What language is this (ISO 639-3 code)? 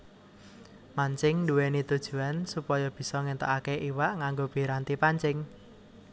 jav